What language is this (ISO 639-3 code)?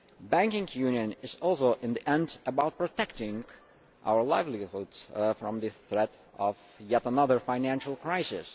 eng